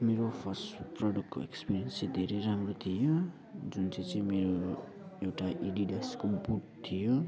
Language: Nepali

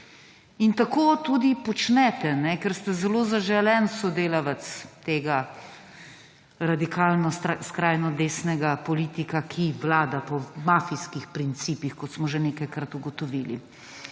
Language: Slovenian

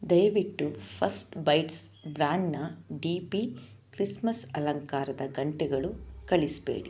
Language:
Kannada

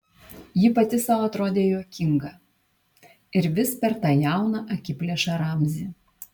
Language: Lithuanian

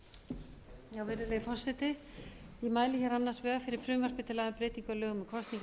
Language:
Icelandic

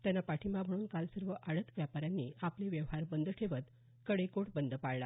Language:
Marathi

